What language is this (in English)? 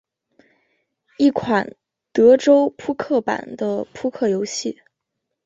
Chinese